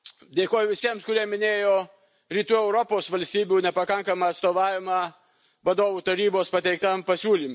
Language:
Lithuanian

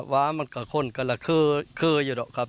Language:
Thai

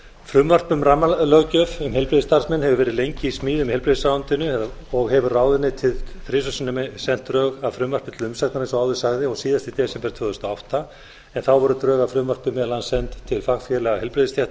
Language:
Icelandic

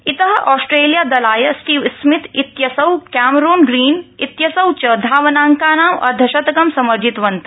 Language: Sanskrit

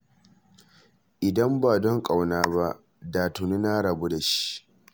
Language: Hausa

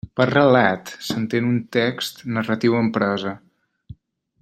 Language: Catalan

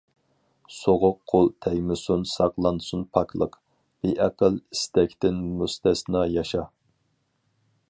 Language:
Uyghur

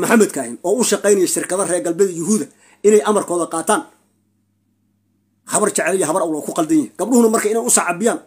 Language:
Arabic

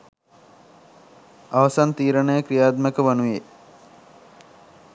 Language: Sinhala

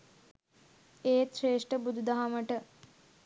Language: Sinhala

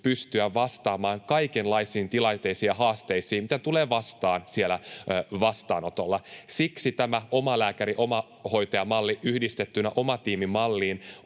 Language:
Finnish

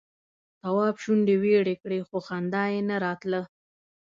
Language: Pashto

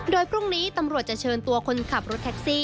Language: Thai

